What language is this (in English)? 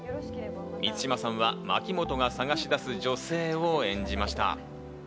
Japanese